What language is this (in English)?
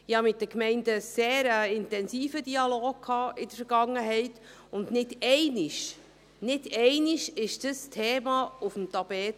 Swiss German